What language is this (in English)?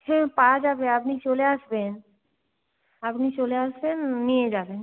Bangla